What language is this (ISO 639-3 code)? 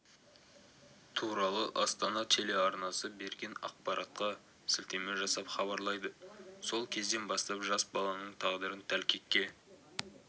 kaz